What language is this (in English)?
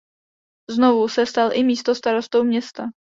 Czech